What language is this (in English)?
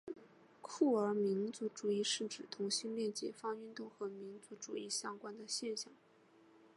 Chinese